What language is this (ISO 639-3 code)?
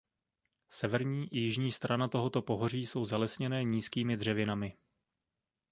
ces